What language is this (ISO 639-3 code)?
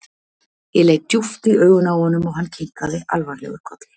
isl